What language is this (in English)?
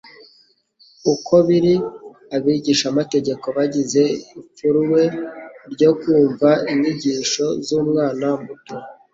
Kinyarwanda